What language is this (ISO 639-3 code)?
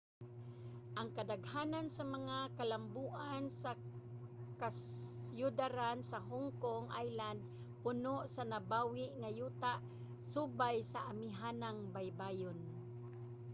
ceb